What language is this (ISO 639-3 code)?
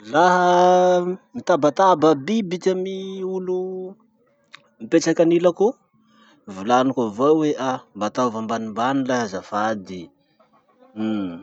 msh